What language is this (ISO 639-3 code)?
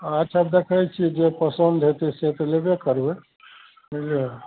mai